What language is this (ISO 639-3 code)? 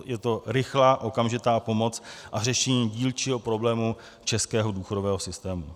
ces